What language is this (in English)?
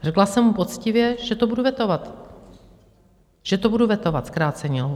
Czech